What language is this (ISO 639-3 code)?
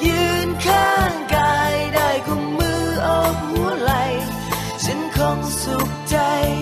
tha